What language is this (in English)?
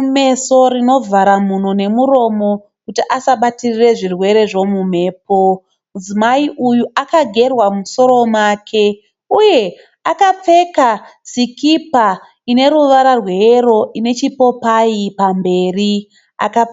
Shona